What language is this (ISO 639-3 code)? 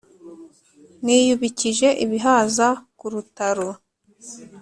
kin